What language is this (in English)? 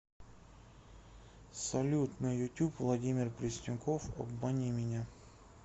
Russian